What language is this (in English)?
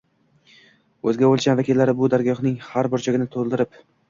Uzbek